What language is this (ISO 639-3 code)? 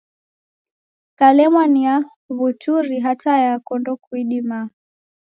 dav